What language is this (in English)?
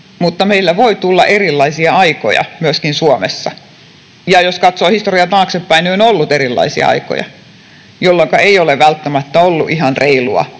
Finnish